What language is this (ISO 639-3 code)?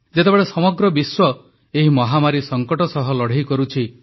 ori